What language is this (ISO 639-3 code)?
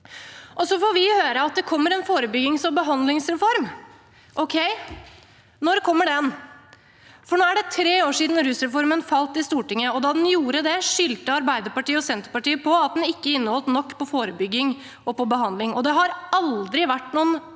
nor